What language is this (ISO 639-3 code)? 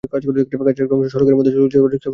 ben